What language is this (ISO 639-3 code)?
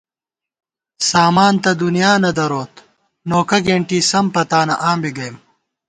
gwt